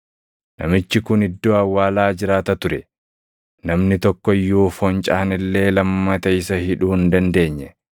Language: Oromo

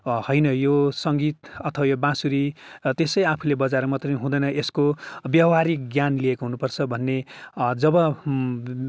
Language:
Nepali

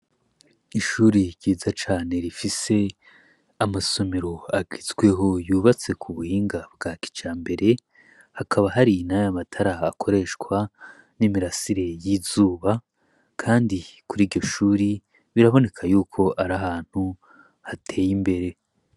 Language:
Rundi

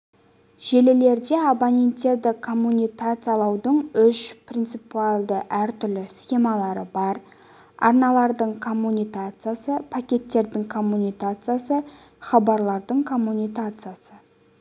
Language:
Kazakh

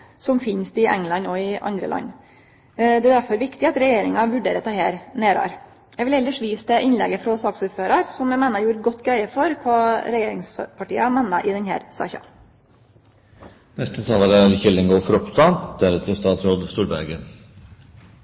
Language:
Norwegian Nynorsk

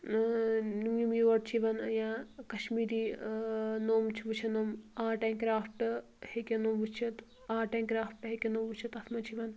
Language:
Kashmiri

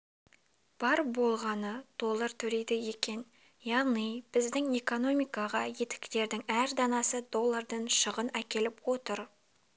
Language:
Kazakh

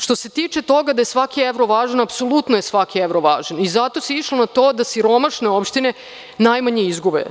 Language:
Serbian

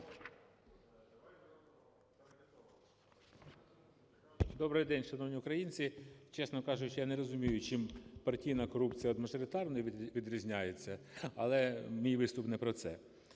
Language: Ukrainian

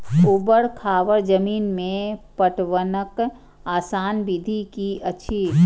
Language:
Maithili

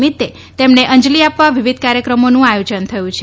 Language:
Gujarati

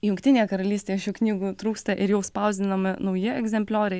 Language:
Lithuanian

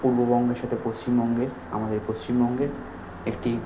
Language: Bangla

